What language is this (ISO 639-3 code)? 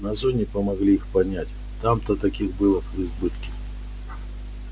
rus